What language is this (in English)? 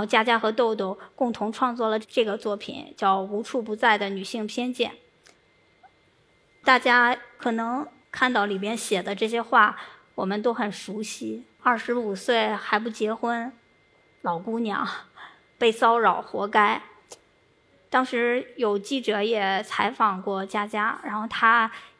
Chinese